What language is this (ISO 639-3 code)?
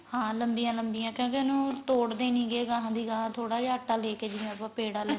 pan